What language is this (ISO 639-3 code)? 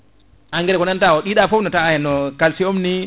ful